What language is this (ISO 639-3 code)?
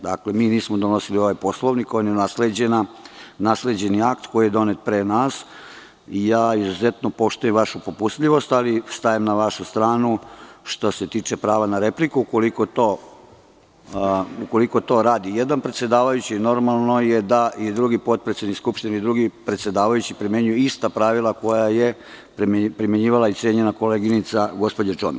srp